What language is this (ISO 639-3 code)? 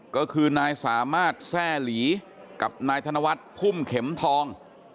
tha